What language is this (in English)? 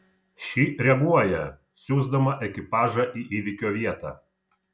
Lithuanian